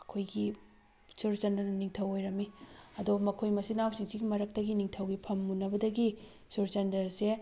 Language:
Manipuri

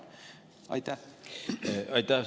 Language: Estonian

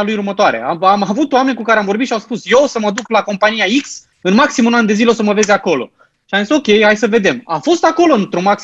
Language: Romanian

